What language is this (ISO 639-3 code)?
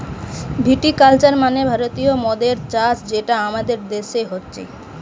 ben